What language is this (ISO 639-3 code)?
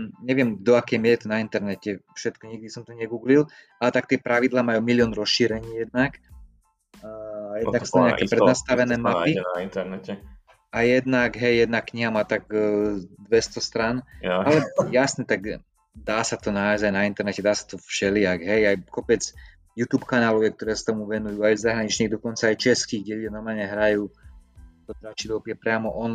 slk